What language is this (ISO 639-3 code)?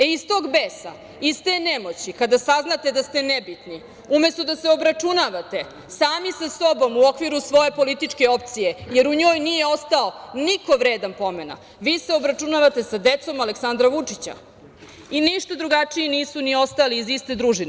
srp